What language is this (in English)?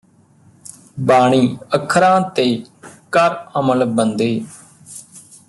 Punjabi